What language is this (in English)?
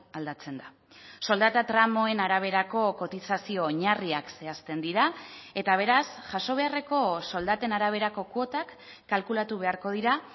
Basque